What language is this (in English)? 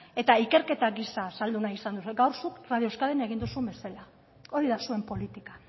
Basque